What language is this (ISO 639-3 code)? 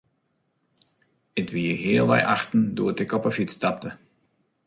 fry